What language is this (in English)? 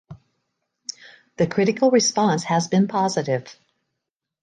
English